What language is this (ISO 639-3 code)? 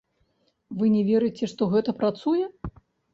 bel